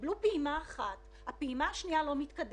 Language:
Hebrew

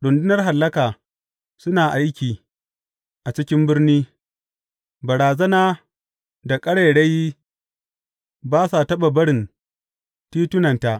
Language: Hausa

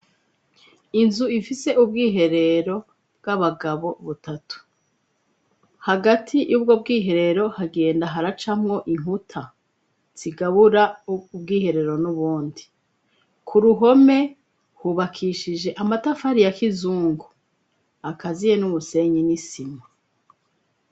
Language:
Rundi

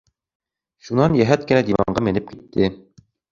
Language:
Bashkir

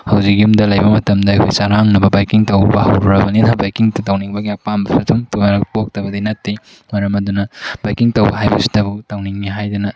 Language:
Manipuri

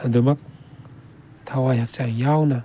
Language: Manipuri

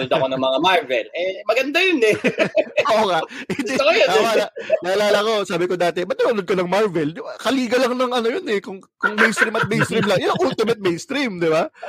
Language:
Filipino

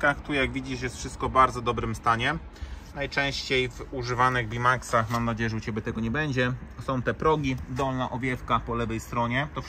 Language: Polish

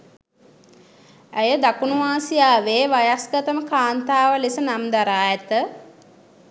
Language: Sinhala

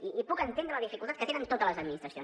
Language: Catalan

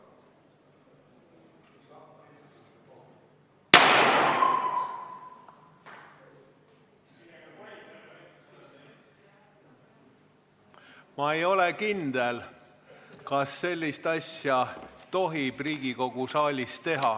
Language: Estonian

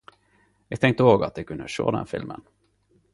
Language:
Norwegian Nynorsk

